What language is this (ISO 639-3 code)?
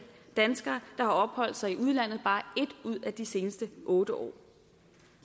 dan